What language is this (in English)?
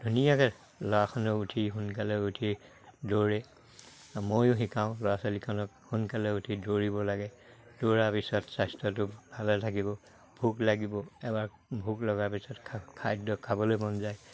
Assamese